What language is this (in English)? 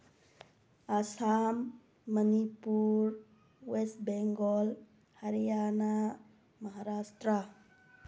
Manipuri